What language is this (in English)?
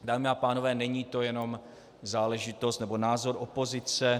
Czech